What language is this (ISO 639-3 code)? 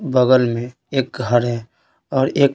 hin